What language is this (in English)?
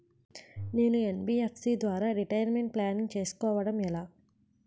Telugu